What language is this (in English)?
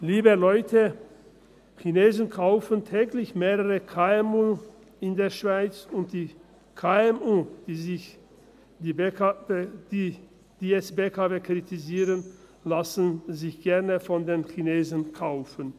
Swiss German